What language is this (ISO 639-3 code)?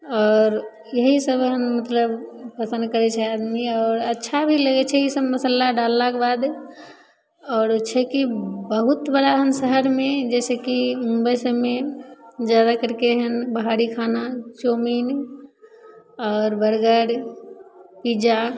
mai